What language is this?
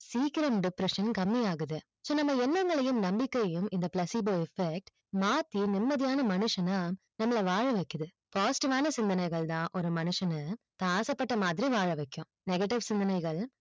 Tamil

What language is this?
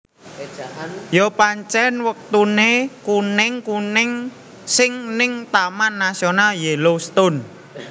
Javanese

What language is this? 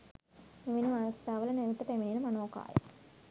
Sinhala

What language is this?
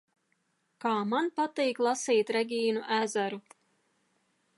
Latvian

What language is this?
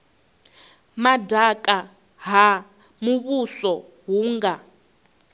Venda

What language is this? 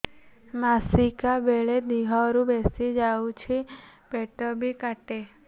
Odia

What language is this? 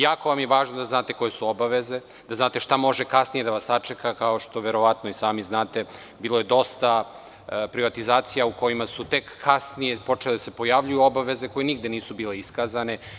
Serbian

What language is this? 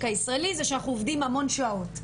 Hebrew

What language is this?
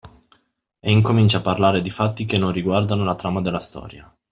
Italian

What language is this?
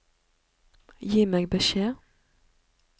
Norwegian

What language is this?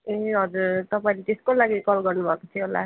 Nepali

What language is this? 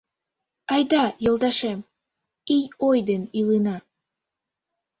Mari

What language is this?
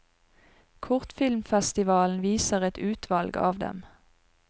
Norwegian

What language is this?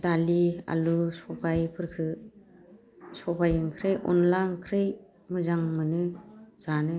Bodo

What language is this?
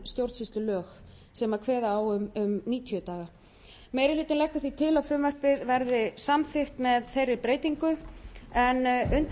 Icelandic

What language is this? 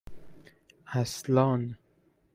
Persian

